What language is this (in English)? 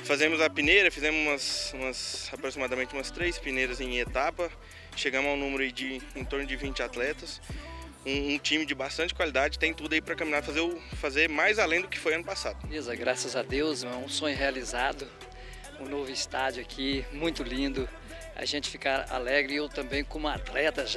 Portuguese